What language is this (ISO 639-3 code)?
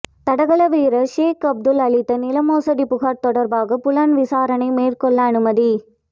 tam